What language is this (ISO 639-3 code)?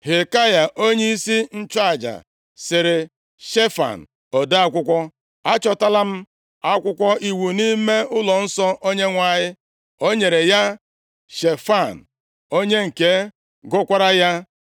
ibo